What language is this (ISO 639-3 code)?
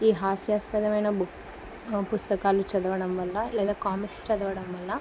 tel